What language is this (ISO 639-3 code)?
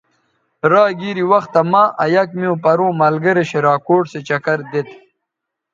btv